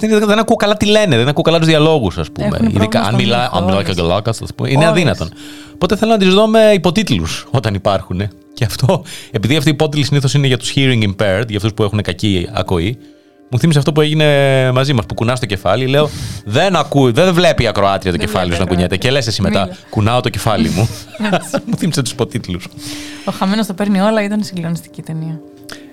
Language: Greek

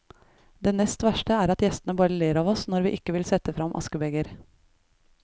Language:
Norwegian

